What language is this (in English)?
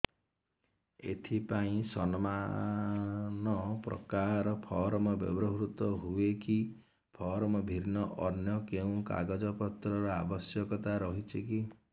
Odia